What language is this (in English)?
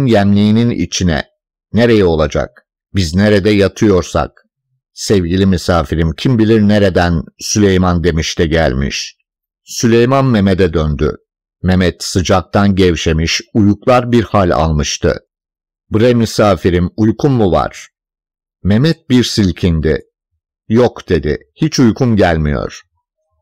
Turkish